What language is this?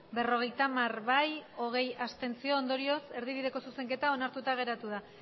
Basque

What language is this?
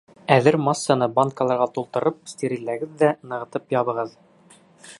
Bashkir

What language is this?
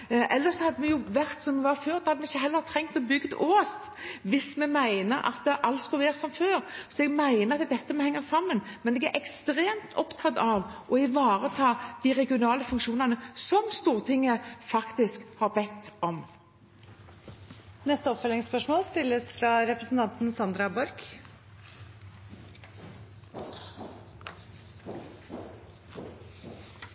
Norwegian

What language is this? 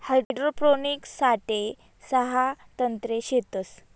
Marathi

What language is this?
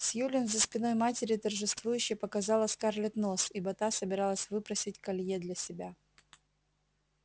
Russian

